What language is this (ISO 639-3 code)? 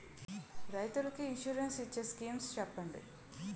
tel